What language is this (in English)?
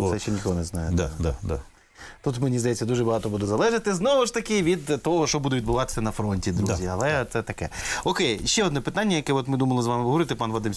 Ukrainian